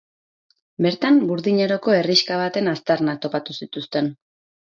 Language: Basque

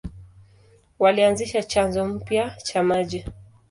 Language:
Swahili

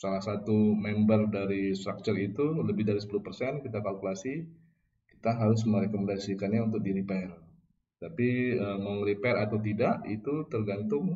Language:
Indonesian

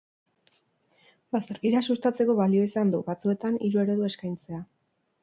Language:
Basque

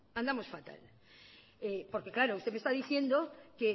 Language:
Spanish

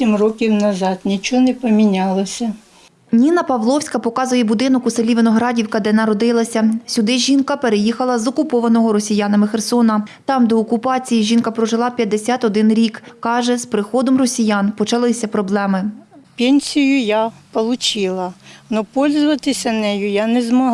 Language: Ukrainian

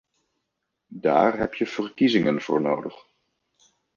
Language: Dutch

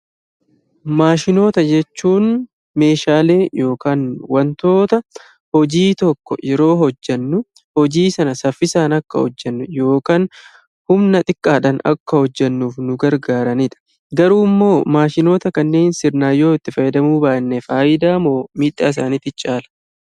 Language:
Oromo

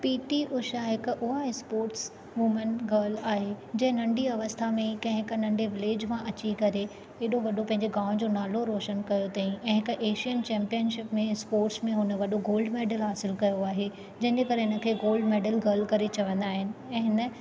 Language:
Sindhi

